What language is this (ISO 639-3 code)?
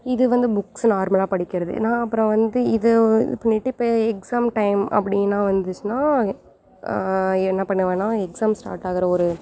tam